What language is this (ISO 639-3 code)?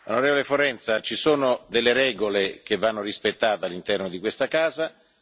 ita